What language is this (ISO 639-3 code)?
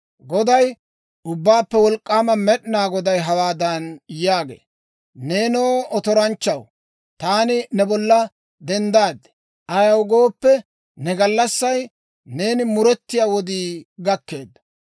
dwr